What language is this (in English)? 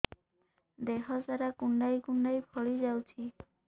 Odia